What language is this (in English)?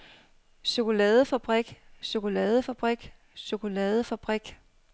Danish